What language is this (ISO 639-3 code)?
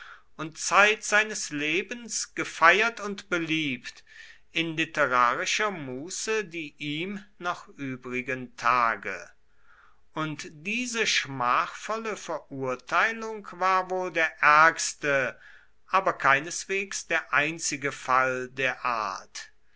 deu